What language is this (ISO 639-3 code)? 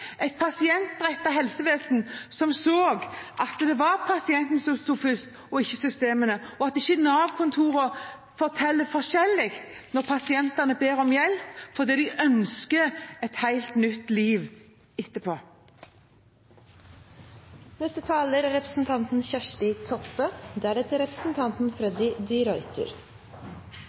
nor